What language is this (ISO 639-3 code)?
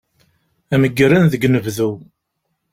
kab